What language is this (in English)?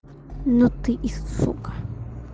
Russian